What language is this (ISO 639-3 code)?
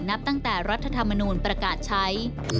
tha